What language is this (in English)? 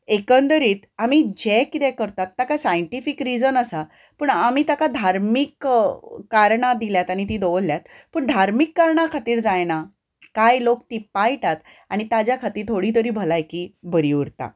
Konkani